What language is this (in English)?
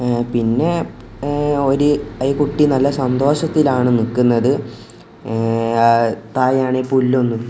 Malayalam